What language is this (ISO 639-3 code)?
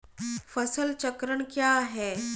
hin